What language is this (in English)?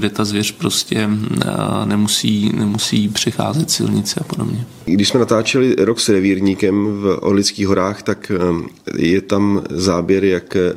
Czech